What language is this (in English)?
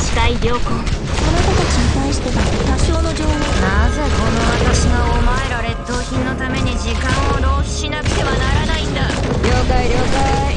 Japanese